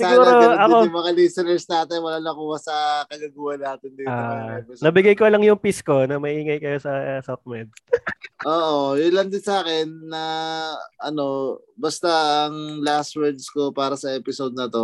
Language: Filipino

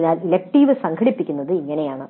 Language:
Malayalam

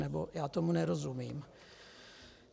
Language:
Czech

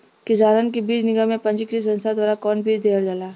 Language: Bhojpuri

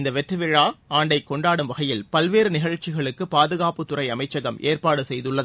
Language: Tamil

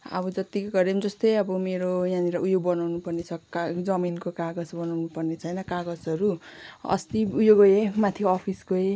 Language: Nepali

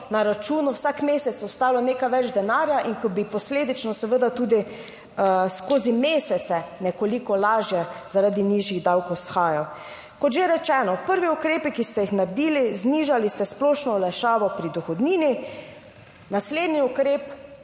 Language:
Slovenian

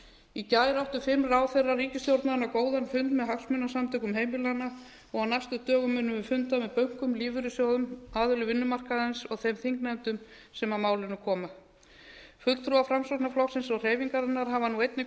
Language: Icelandic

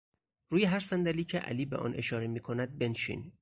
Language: Persian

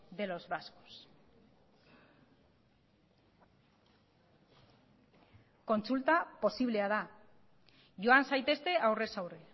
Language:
Basque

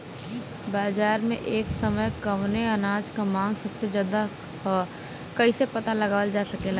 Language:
Bhojpuri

